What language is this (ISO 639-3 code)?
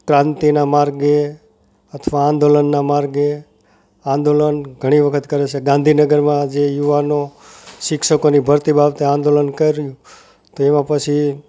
guj